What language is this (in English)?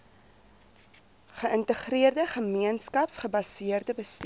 Afrikaans